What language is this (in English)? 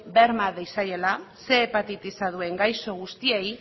Basque